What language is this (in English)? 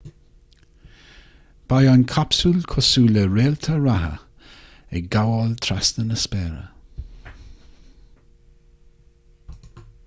Irish